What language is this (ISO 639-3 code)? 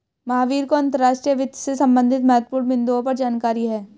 hin